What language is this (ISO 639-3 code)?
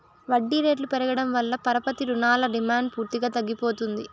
tel